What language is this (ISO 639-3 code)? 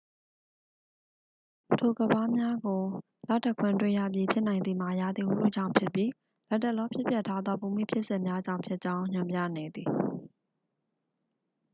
mya